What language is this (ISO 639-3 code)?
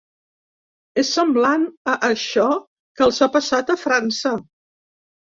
cat